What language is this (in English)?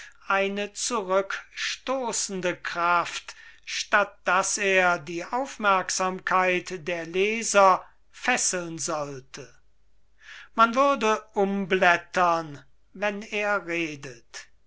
German